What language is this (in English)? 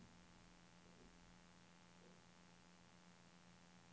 Swedish